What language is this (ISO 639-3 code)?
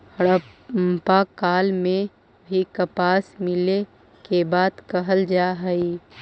mag